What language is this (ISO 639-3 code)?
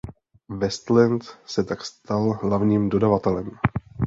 ces